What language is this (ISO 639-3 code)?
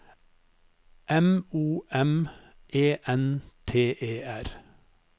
nor